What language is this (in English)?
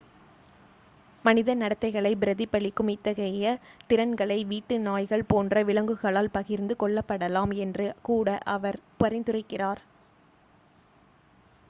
Tamil